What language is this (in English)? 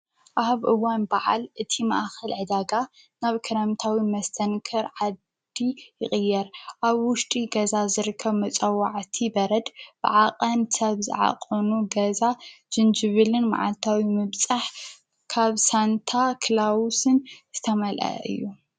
Tigrinya